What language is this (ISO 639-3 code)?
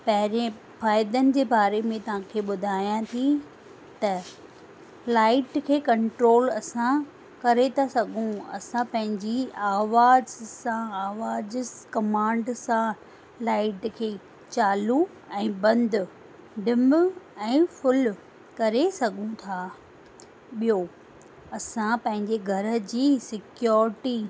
snd